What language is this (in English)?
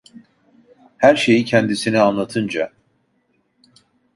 Turkish